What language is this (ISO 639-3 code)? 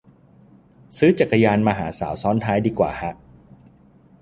tha